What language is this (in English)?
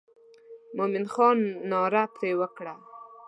Pashto